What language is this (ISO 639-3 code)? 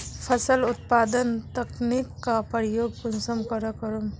mag